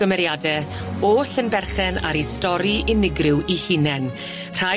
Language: Welsh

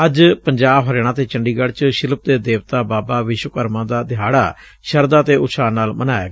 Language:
Punjabi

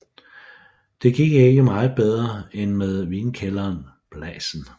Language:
Danish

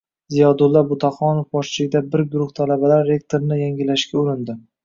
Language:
Uzbek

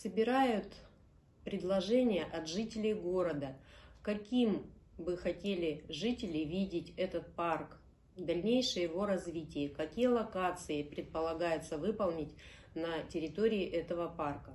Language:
Russian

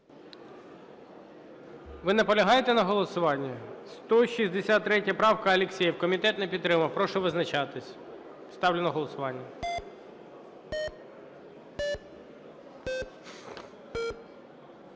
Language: Ukrainian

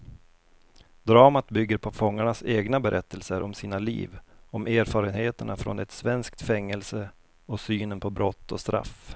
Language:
Swedish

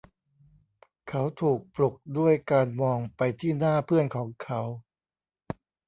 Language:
Thai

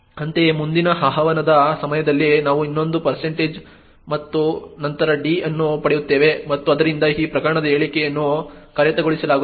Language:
Kannada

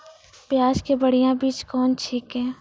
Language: Maithili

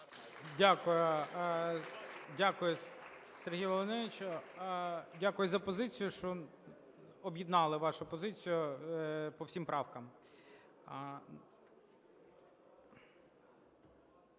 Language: Ukrainian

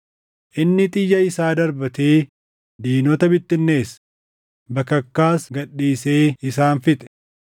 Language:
Oromo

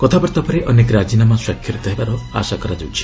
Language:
Odia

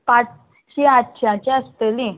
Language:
Konkani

